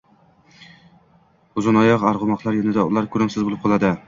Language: Uzbek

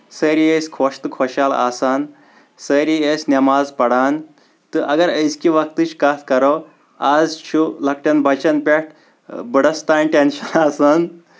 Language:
Kashmiri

